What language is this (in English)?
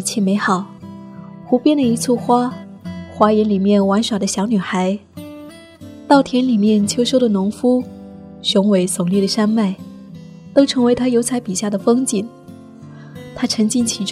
Chinese